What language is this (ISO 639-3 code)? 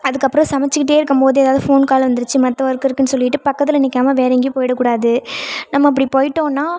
tam